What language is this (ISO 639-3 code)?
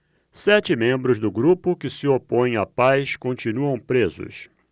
por